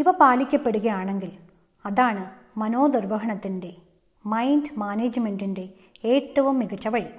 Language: Malayalam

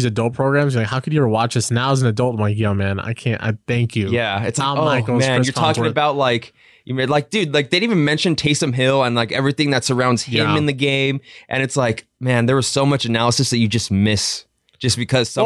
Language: English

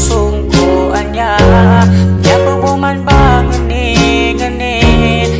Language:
Indonesian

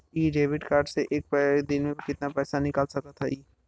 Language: Bhojpuri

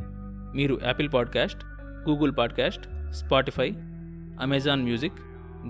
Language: Telugu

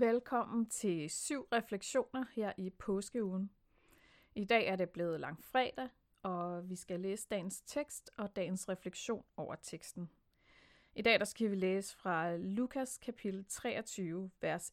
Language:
Danish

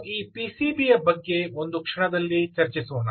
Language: Kannada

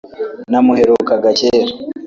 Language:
Kinyarwanda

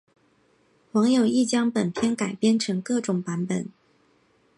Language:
Chinese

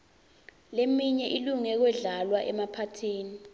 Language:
Swati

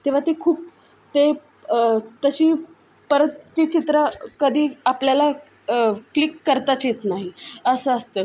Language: Marathi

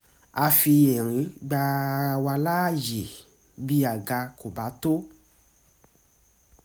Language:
Yoruba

